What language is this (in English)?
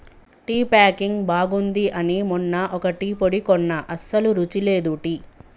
Telugu